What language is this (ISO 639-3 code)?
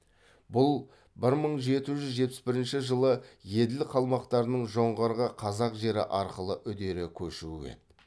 kaz